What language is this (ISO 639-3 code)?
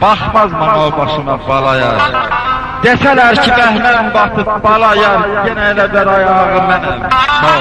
tur